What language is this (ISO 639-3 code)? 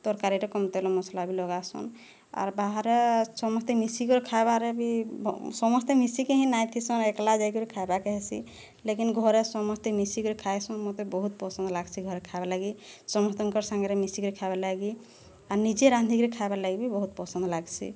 ori